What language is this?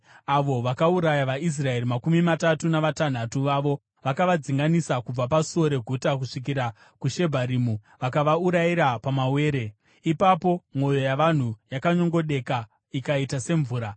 Shona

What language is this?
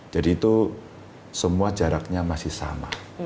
Indonesian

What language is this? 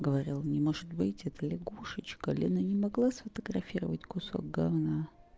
Russian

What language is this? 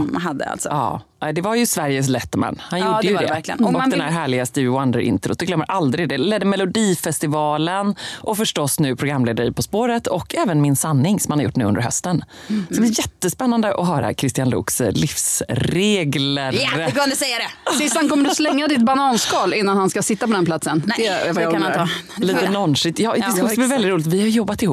Swedish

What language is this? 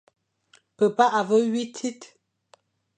Fang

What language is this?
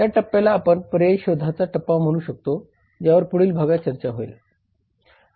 Marathi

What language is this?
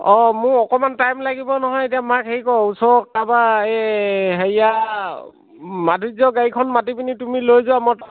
Assamese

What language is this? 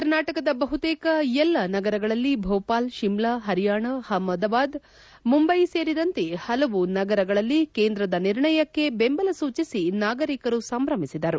Kannada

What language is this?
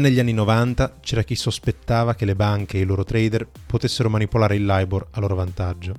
Italian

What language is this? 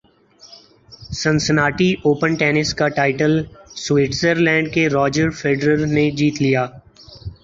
Urdu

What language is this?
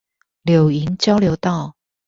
Chinese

